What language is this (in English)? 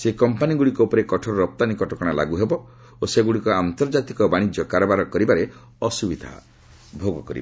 Odia